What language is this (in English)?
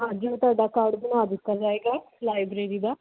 Punjabi